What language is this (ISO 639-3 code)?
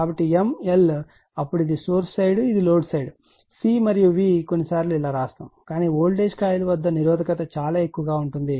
tel